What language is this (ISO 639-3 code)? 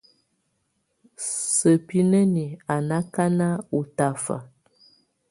tvu